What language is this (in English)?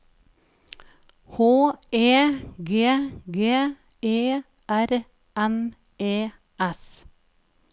Norwegian